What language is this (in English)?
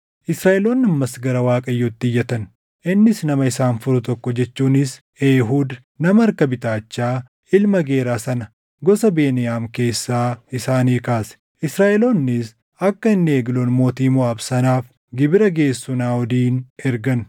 Oromo